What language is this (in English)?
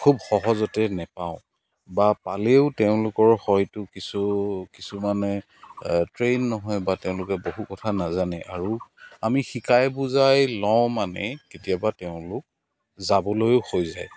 Assamese